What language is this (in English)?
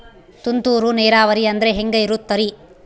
Kannada